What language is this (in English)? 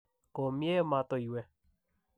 Kalenjin